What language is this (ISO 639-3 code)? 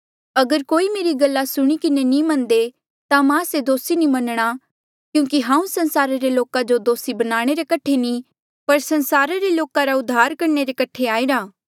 mjl